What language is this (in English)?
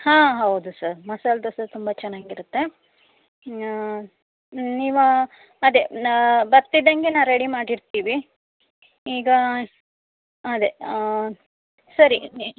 Kannada